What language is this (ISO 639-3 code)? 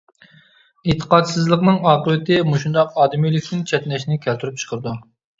uig